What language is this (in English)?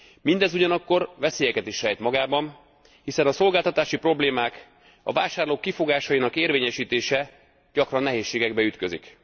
Hungarian